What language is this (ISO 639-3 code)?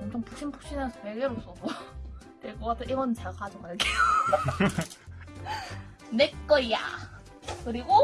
kor